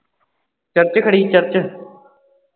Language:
Punjabi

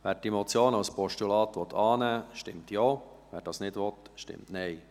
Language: Swiss German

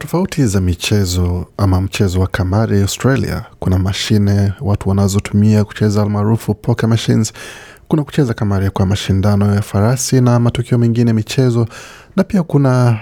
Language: Swahili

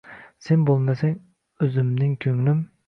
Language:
Uzbek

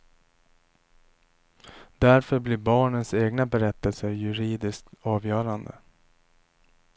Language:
Swedish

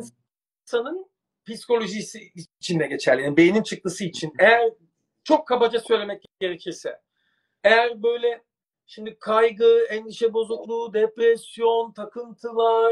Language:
Turkish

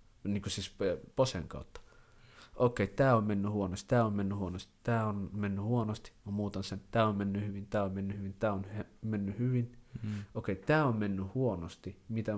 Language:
Finnish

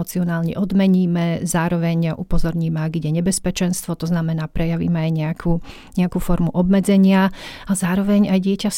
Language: Slovak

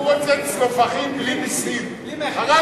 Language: Hebrew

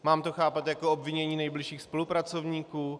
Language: Czech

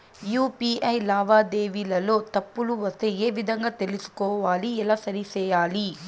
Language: Telugu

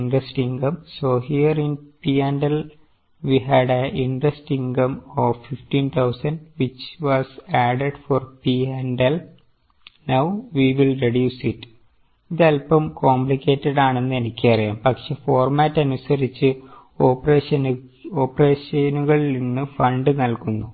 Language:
Malayalam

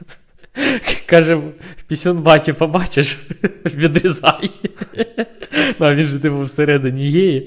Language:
Ukrainian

